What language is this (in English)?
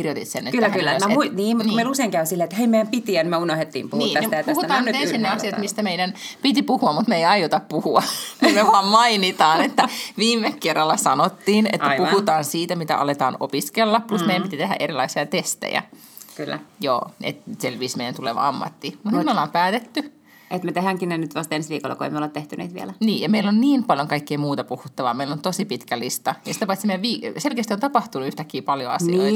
Finnish